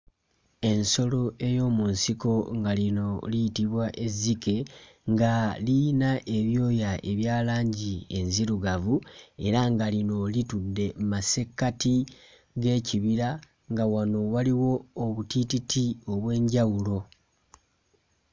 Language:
Ganda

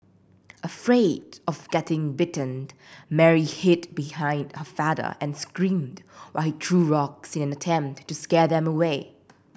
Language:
English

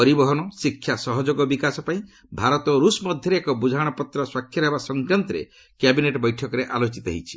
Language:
Odia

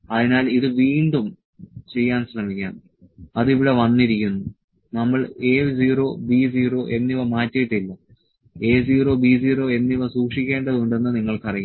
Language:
Malayalam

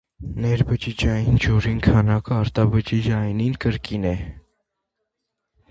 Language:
Armenian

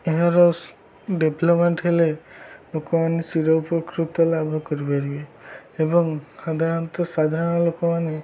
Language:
Odia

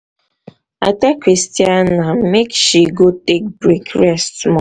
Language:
Nigerian Pidgin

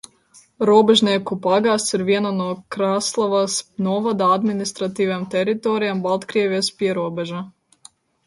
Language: Latvian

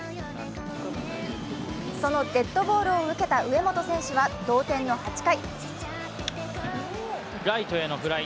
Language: Japanese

